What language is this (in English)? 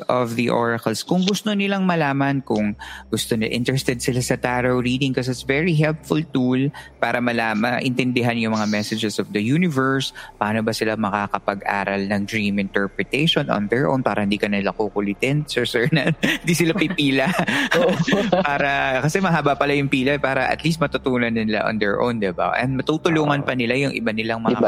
Filipino